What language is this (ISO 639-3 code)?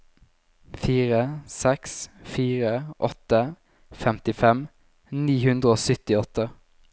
nor